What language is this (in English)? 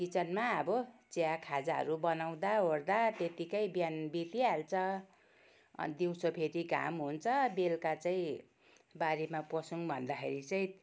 Nepali